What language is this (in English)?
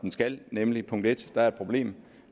Danish